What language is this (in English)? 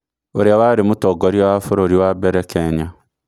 Kikuyu